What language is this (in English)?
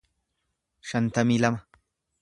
Oromo